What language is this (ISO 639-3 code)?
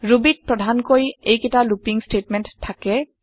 asm